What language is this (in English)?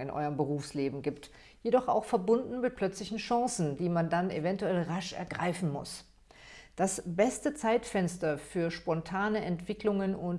German